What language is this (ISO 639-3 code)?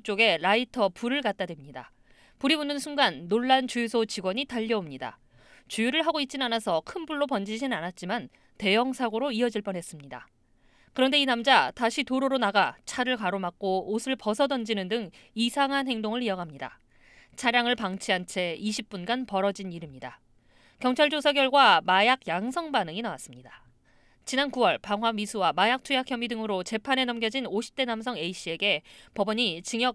kor